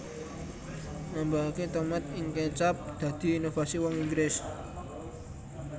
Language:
Javanese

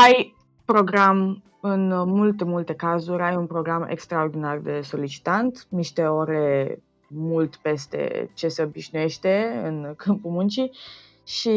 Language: Romanian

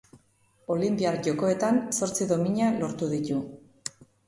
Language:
Basque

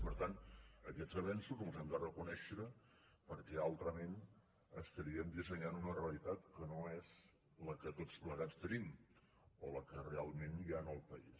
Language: Catalan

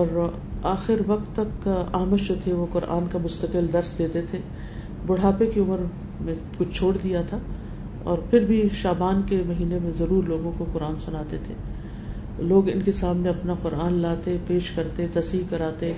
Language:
Urdu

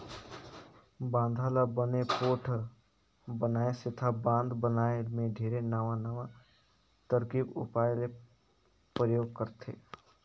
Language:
Chhattisgarhi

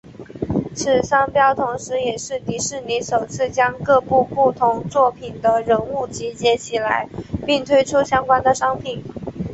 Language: Chinese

